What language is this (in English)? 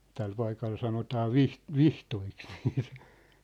Finnish